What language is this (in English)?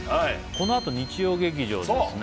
Japanese